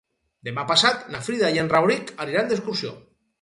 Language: Catalan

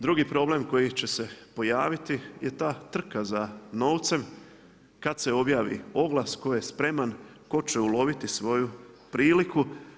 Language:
Croatian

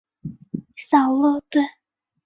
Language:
Chinese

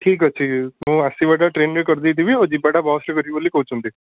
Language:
Odia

